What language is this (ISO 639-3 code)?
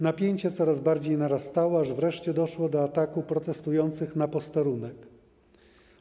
pol